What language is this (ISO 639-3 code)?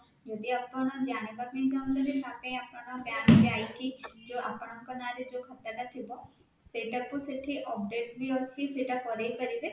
ori